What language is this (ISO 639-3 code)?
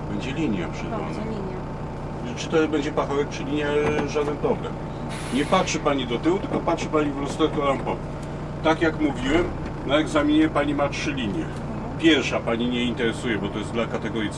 pol